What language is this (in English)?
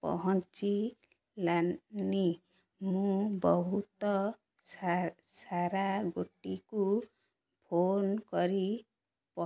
Odia